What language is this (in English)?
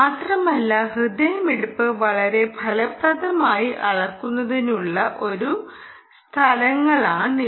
Malayalam